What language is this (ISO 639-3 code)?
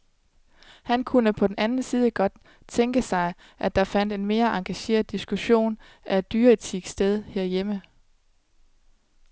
dan